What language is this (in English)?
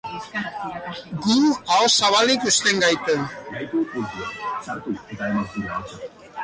Basque